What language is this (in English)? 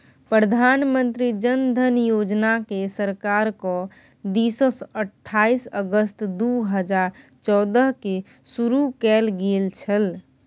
Maithili